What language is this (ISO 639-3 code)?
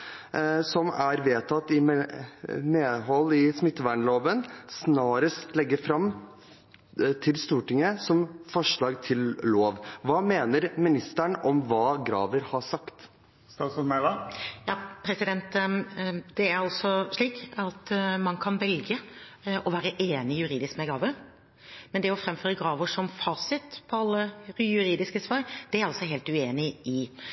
nob